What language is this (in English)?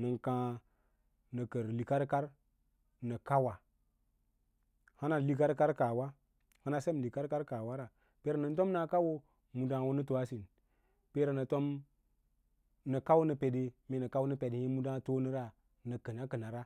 Lala-Roba